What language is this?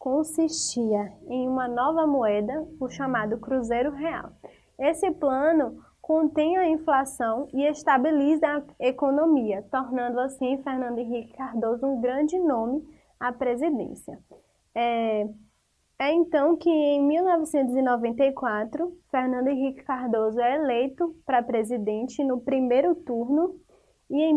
Portuguese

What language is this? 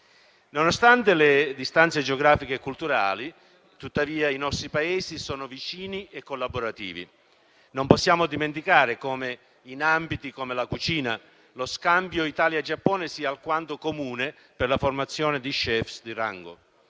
Italian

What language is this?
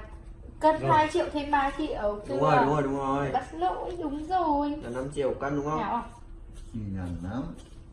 Vietnamese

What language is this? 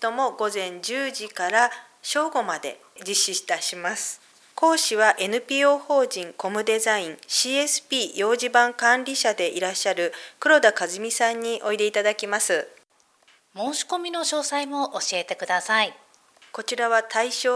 Japanese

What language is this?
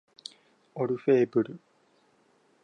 Japanese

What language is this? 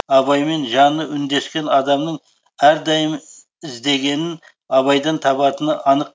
Kazakh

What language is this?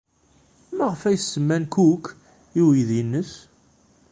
Kabyle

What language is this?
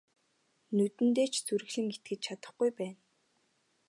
Mongolian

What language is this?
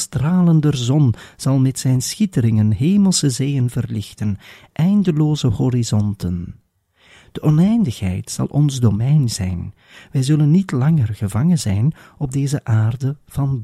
Dutch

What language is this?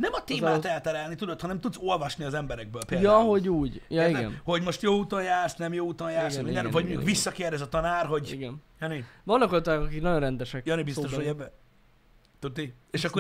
Hungarian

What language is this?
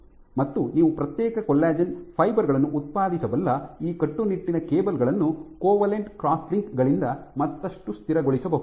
Kannada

